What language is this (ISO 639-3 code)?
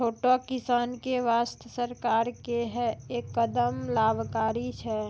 mai